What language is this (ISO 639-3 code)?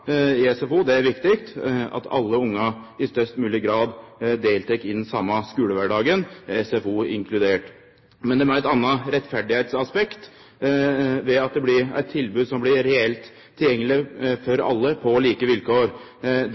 nno